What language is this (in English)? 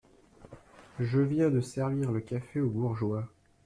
French